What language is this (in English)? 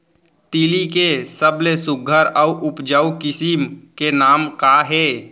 Chhattisgarhi